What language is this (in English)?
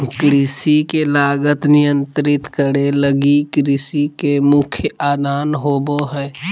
Magahi